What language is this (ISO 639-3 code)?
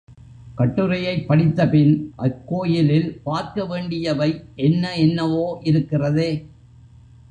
tam